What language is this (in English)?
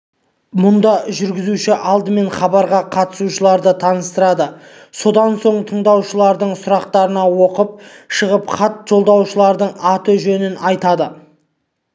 Kazakh